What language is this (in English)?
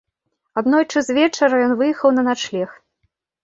Belarusian